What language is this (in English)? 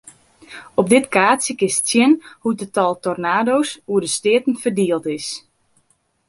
Western Frisian